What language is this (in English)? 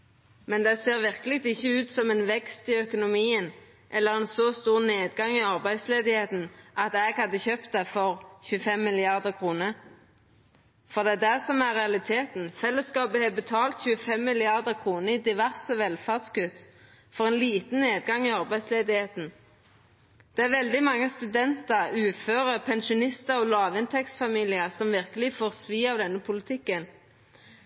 Norwegian Nynorsk